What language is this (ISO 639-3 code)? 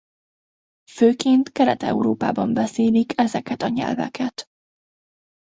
hun